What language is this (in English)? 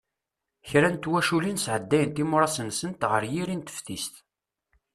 Kabyle